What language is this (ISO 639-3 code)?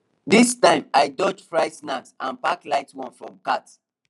pcm